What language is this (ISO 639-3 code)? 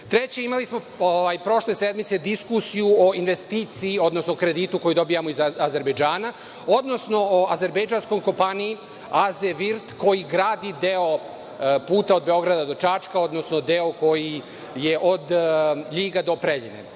srp